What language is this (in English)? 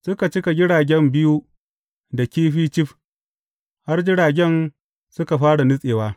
Hausa